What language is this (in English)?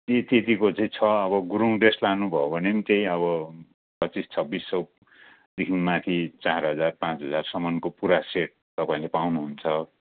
Nepali